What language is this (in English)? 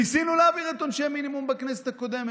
Hebrew